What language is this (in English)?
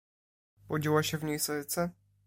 Polish